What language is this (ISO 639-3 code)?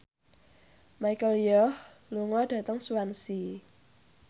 jav